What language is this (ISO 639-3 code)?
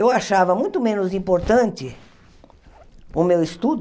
por